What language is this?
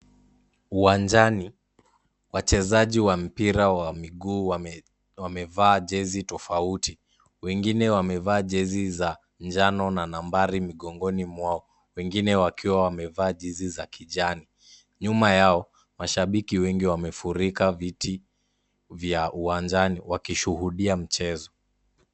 Swahili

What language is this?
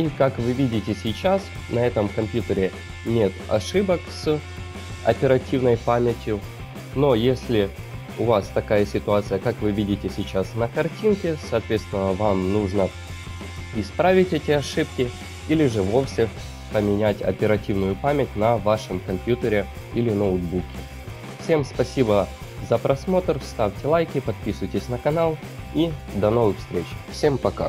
Russian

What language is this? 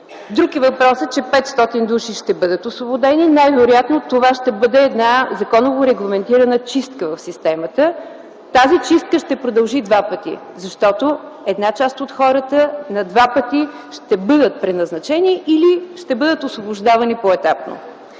Bulgarian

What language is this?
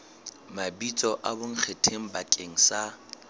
Southern Sotho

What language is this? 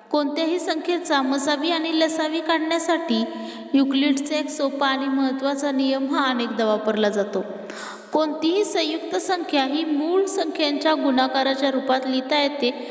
Indonesian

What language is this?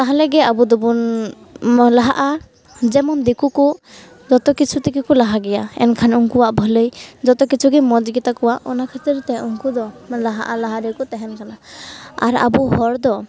Santali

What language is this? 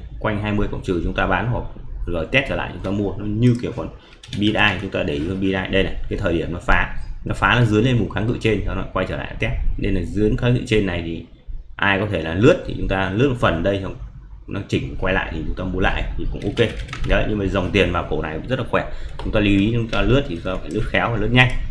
Vietnamese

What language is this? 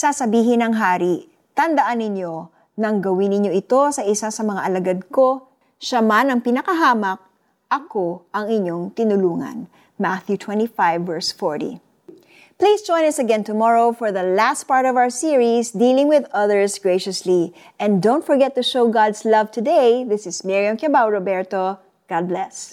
Filipino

